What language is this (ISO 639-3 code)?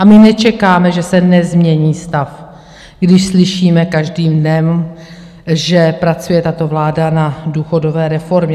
ces